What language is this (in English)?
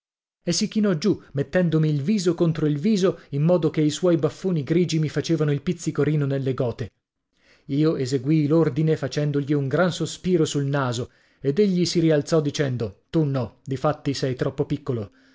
Italian